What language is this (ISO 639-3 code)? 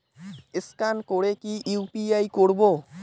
ben